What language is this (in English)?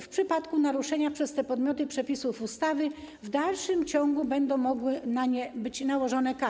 Polish